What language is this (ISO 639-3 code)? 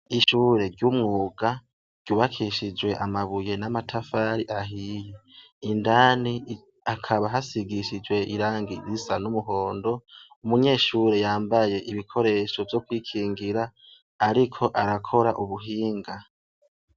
run